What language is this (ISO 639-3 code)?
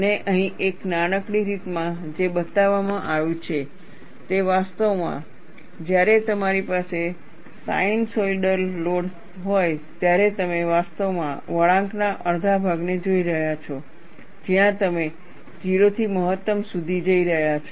guj